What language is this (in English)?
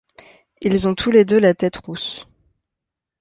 French